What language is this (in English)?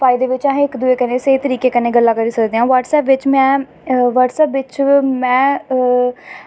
Dogri